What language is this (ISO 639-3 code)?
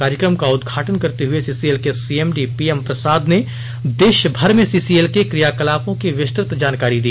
hin